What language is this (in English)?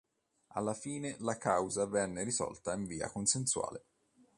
Italian